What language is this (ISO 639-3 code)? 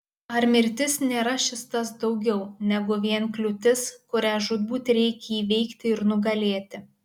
lit